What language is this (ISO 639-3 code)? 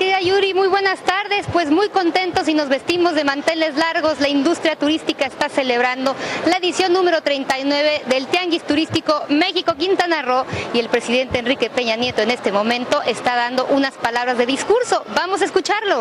spa